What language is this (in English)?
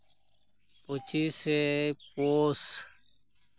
Santali